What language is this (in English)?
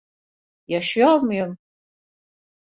Turkish